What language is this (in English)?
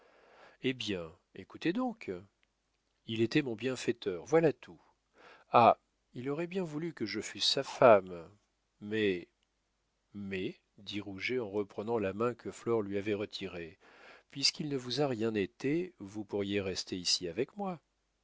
French